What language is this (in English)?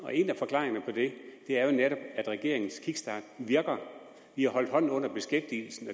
Danish